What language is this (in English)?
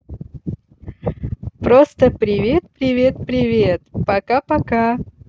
Russian